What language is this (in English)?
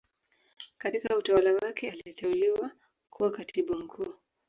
Swahili